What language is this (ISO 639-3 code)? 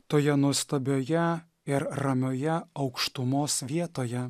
lit